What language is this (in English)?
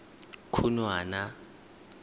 Tswana